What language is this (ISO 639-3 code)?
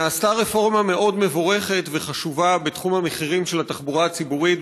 heb